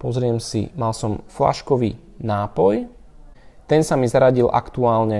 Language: Slovak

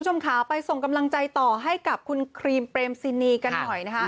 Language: Thai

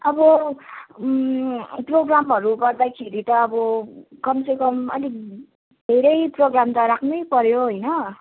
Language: Nepali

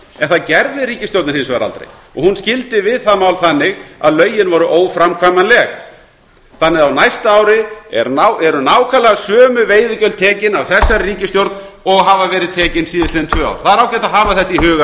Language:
Icelandic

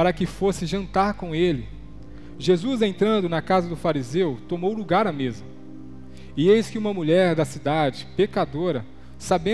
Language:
Portuguese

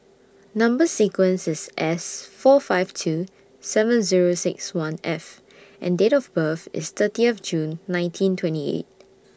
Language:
English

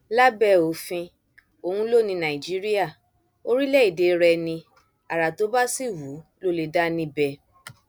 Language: Yoruba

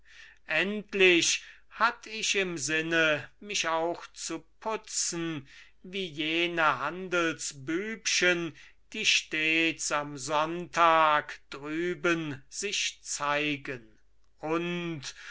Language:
German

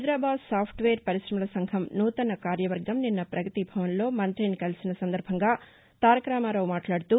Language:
Telugu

